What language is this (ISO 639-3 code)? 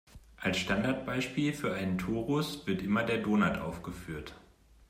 deu